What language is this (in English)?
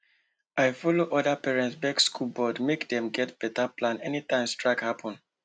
Nigerian Pidgin